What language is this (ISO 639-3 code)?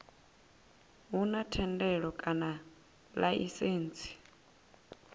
ven